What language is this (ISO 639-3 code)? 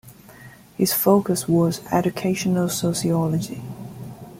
eng